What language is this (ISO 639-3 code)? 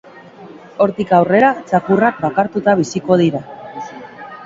eus